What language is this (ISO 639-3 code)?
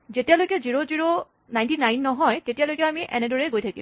asm